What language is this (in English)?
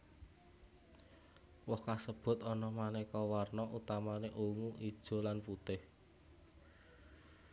Javanese